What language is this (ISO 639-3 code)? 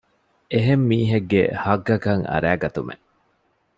div